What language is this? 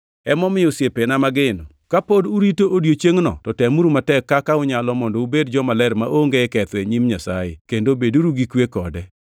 Luo (Kenya and Tanzania)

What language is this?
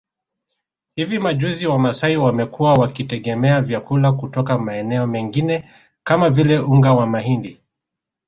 Swahili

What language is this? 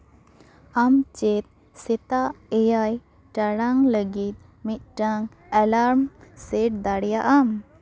Santali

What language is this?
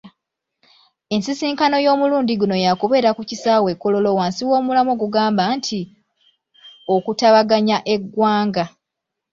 Ganda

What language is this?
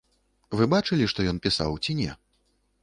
Belarusian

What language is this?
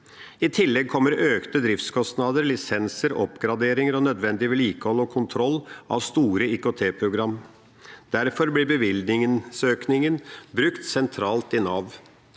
Norwegian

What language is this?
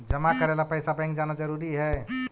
Magahi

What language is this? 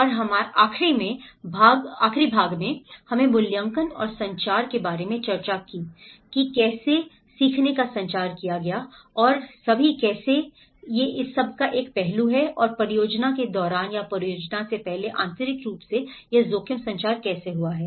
Hindi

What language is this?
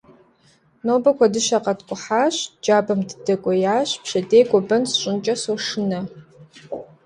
Kabardian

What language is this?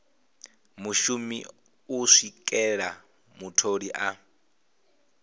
Venda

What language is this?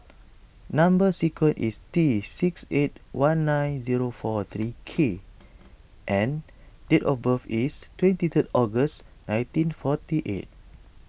English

